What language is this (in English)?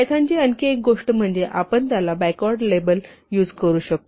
Marathi